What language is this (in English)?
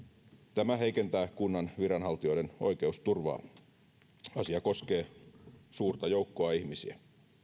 Finnish